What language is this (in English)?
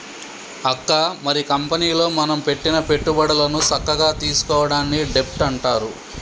Telugu